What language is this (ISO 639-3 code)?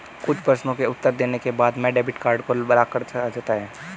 hin